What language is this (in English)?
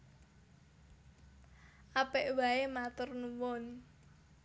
Javanese